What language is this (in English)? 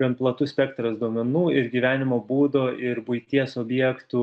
Lithuanian